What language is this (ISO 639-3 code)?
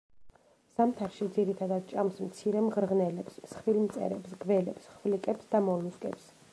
kat